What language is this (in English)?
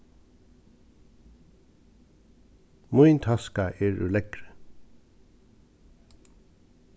Faroese